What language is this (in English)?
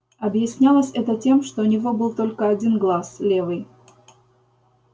Russian